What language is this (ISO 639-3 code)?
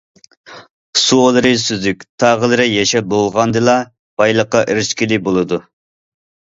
uig